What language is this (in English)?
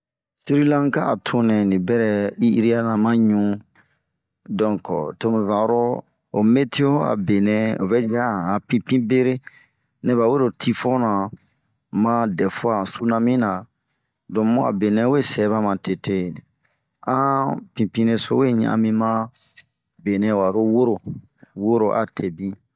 Bomu